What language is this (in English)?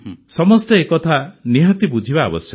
Odia